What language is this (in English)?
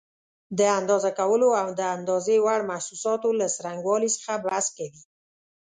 Pashto